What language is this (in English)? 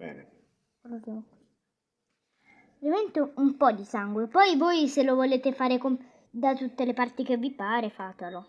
Italian